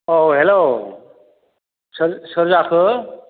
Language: Bodo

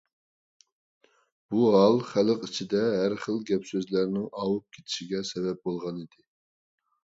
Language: Uyghur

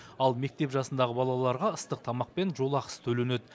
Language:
Kazakh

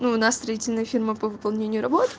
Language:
Russian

